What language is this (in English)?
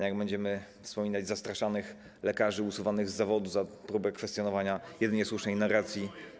Polish